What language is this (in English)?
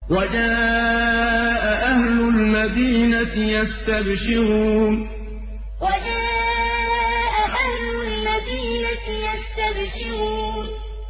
Arabic